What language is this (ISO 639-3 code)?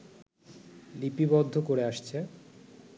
ben